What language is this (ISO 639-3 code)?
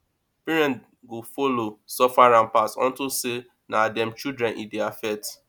pcm